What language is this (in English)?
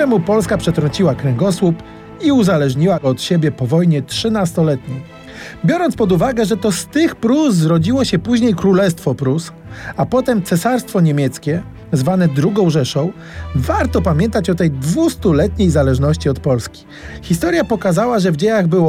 Polish